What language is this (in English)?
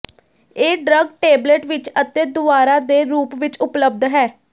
Punjabi